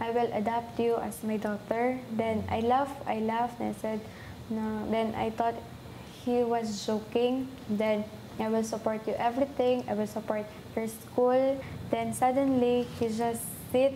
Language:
Korean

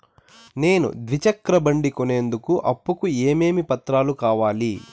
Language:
Telugu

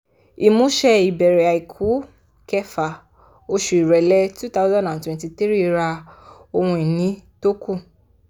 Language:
Yoruba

